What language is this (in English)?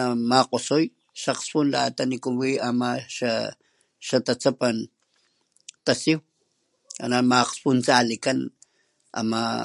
Papantla Totonac